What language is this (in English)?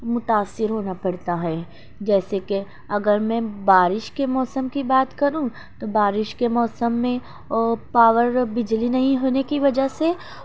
Urdu